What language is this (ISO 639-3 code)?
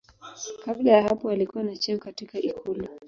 swa